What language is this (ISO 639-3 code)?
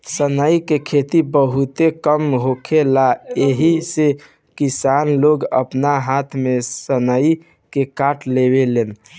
bho